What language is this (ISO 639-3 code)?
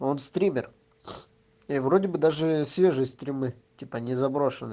rus